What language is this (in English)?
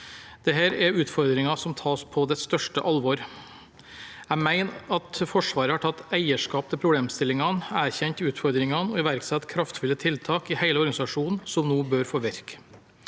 Norwegian